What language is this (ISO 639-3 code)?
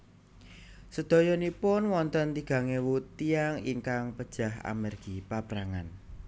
jav